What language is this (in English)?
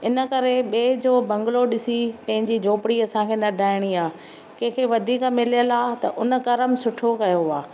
Sindhi